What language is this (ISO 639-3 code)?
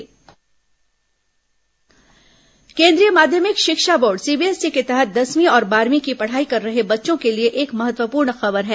hin